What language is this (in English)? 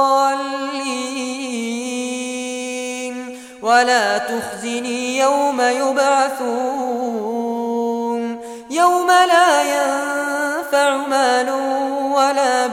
Arabic